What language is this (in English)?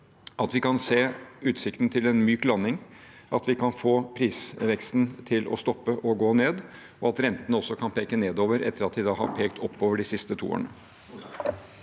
Norwegian